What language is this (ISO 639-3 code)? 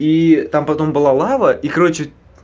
rus